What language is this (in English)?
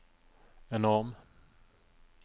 Norwegian